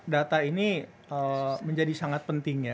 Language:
Indonesian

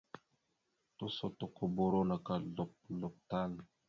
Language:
Mada (Cameroon)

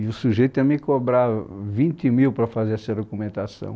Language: Portuguese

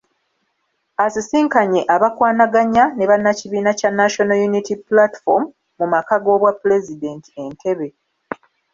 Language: Ganda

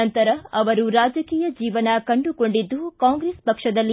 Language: Kannada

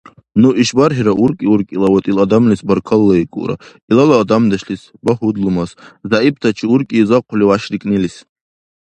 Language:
Dargwa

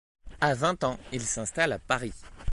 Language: French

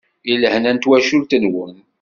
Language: Kabyle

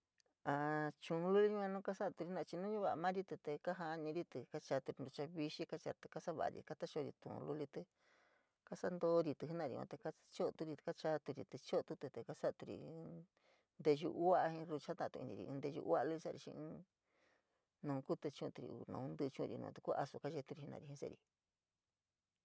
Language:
San Miguel El Grande Mixtec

